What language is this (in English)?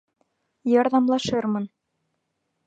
Bashkir